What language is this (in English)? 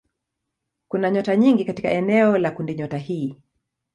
Swahili